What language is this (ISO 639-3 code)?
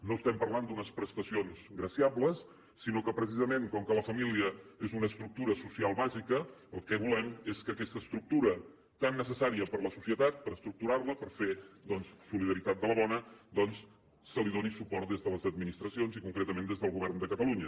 cat